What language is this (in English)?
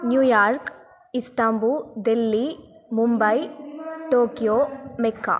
Sanskrit